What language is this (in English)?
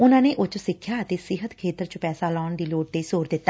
Punjabi